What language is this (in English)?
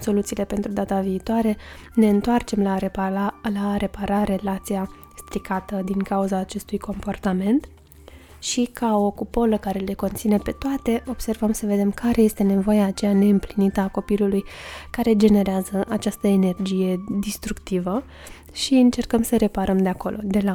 Romanian